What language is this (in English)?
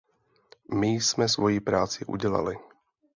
Czech